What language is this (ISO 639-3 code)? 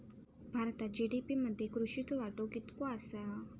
mar